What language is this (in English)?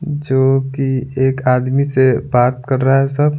Hindi